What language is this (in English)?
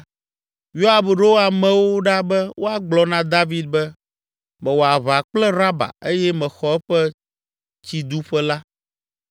Ewe